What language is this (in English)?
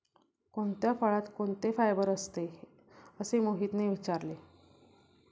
Marathi